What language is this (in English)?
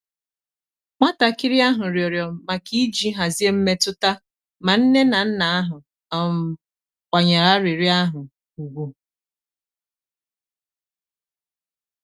Igbo